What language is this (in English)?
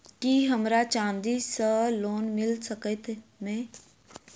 Maithili